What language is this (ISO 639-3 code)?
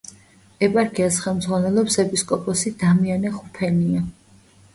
kat